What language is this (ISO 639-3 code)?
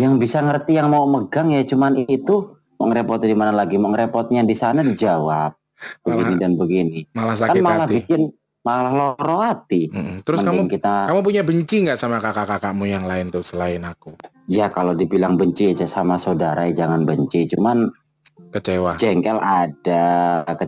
ind